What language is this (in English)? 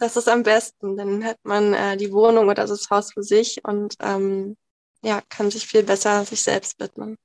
German